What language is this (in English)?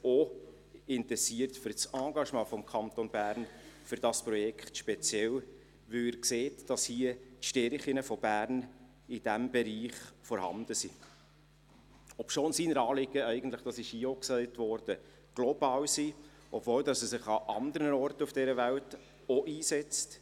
Swiss German